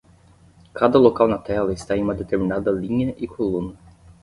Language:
Portuguese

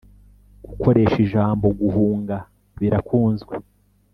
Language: Kinyarwanda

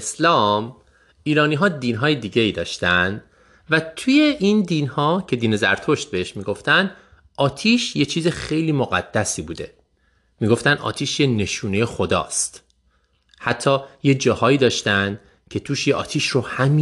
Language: Persian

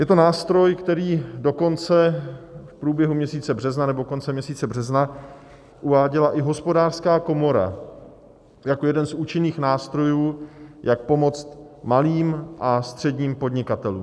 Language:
Czech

